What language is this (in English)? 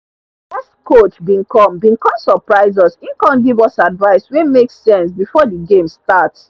Nigerian Pidgin